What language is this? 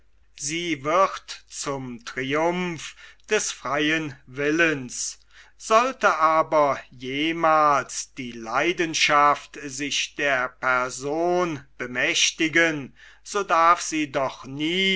German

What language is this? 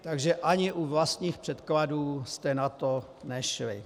Czech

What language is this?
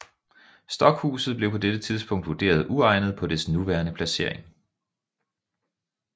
Danish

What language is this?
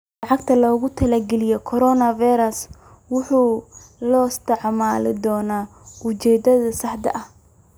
Somali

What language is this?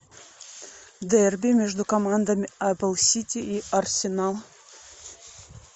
Russian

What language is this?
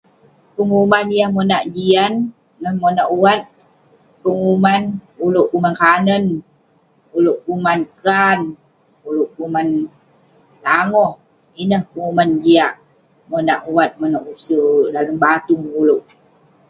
Western Penan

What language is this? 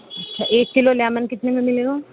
Urdu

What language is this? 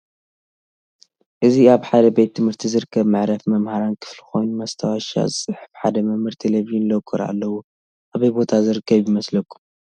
Tigrinya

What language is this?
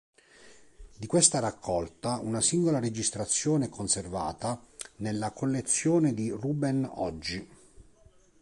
Italian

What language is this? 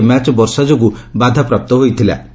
Odia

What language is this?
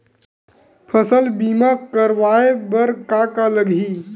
Chhattisgarhi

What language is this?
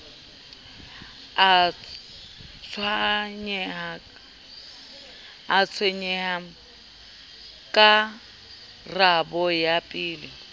Southern Sotho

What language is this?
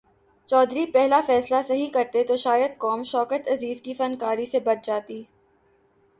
Urdu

